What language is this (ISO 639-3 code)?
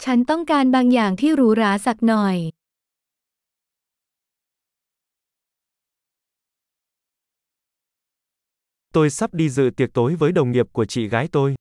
vie